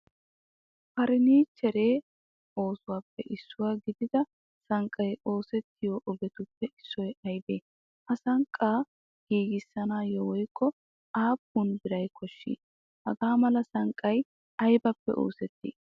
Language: Wolaytta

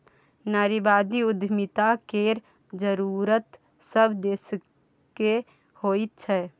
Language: Maithili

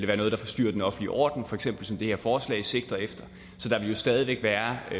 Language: Danish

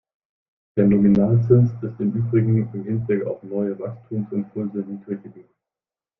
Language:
German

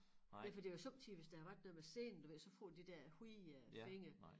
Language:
Danish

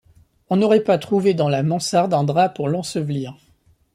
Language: French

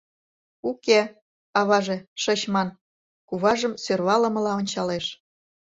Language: Mari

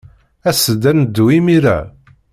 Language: Kabyle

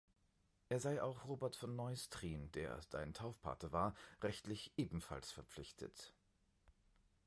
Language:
German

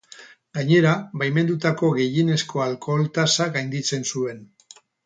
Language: Basque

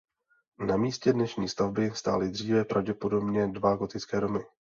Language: Czech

